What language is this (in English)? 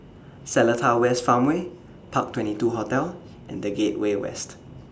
English